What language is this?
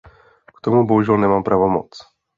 Czech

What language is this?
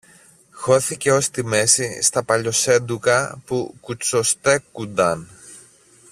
Greek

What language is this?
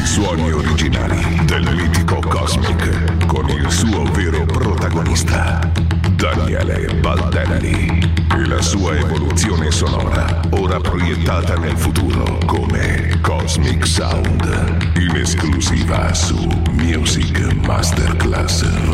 Italian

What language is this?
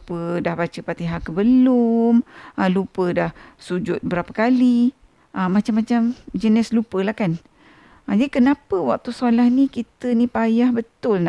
Malay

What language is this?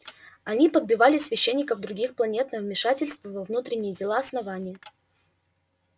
Russian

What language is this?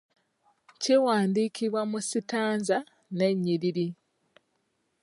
Ganda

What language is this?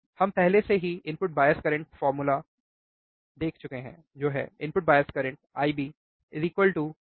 Hindi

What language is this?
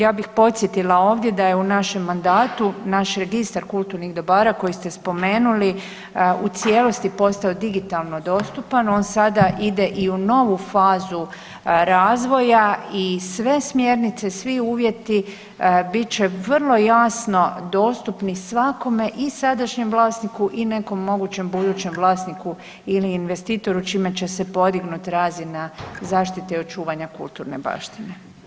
Croatian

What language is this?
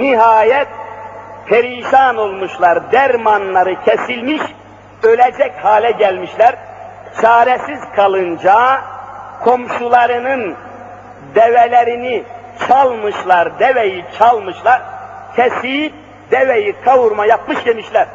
Turkish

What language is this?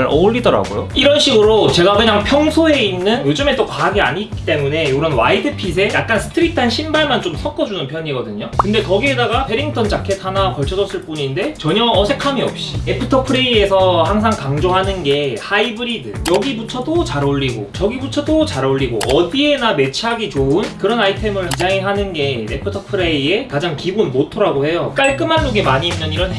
Korean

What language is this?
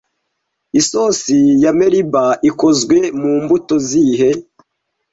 Kinyarwanda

